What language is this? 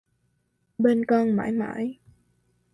Vietnamese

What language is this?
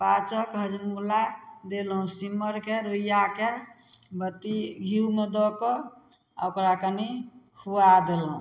Maithili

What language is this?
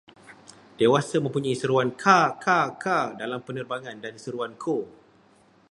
Malay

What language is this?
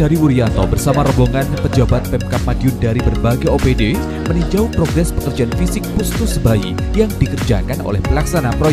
Indonesian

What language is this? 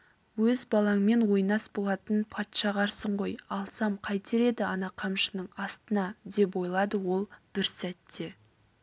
Kazakh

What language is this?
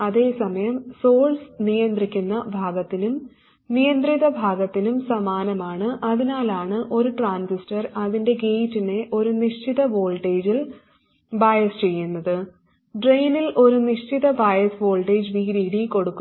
Malayalam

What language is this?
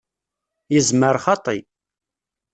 Kabyle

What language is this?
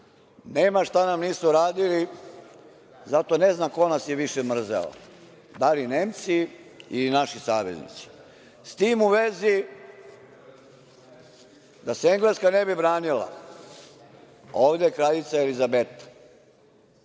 Serbian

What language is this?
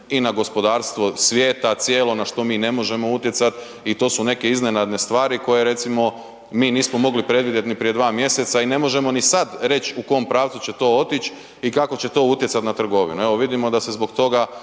Croatian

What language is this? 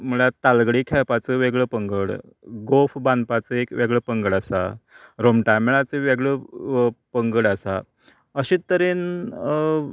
Konkani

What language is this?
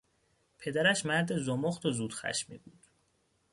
Persian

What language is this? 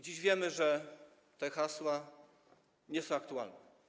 Polish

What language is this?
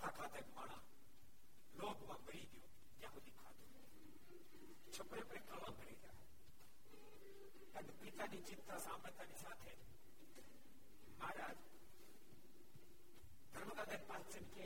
Gujarati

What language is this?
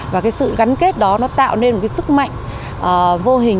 Vietnamese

